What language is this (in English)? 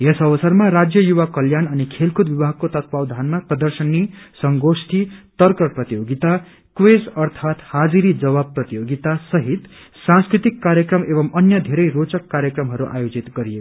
Nepali